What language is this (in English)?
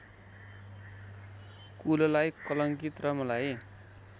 Nepali